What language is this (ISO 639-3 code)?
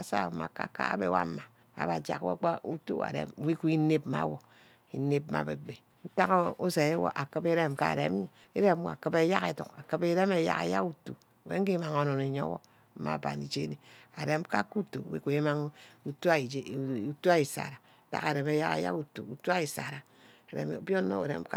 byc